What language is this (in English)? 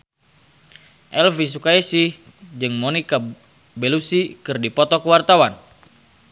Sundanese